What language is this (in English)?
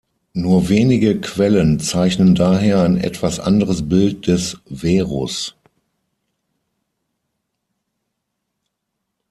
German